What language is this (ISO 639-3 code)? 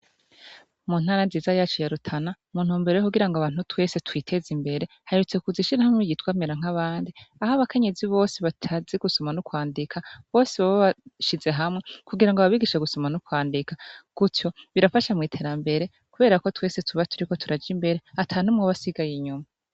run